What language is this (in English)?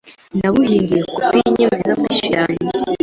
Kinyarwanda